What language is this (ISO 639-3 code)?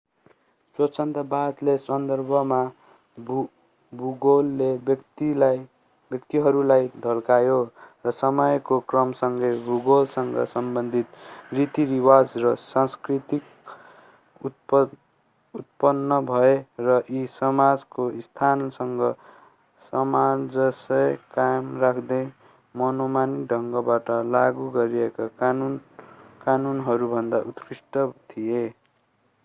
nep